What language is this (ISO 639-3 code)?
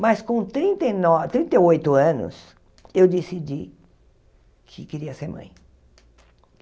por